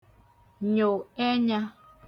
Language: Igbo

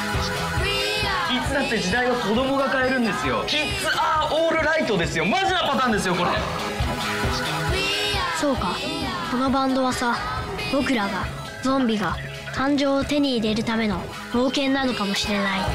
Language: Japanese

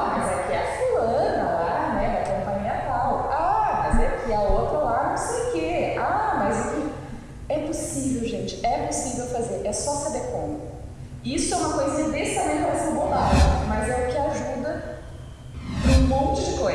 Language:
Portuguese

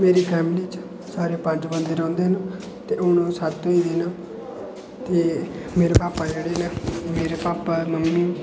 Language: Dogri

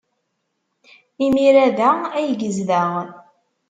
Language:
Kabyle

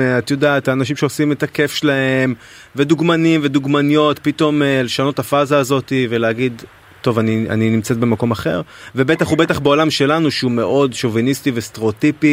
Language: Hebrew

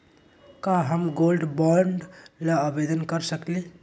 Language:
Magahi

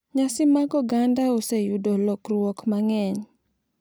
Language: Luo (Kenya and Tanzania)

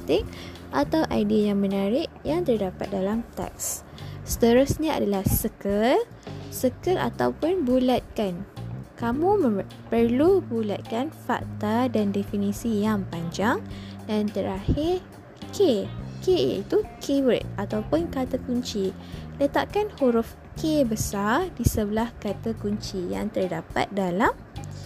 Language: Malay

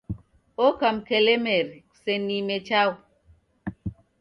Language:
Taita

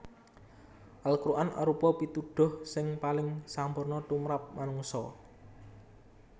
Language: Javanese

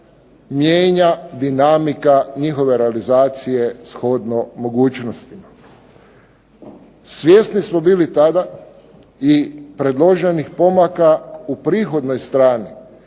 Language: Croatian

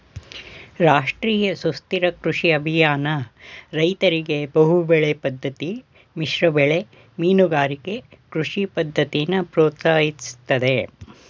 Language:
Kannada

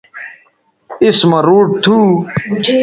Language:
Bateri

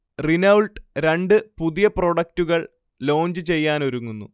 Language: Malayalam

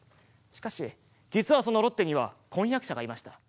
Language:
Japanese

